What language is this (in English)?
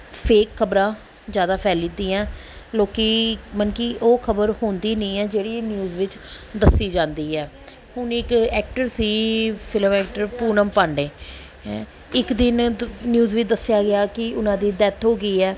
Punjabi